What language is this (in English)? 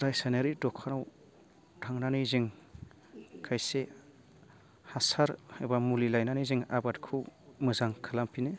Bodo